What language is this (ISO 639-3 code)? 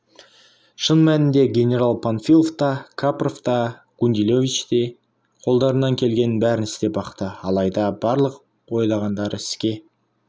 kaz